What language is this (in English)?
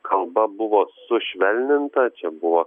Lithuanian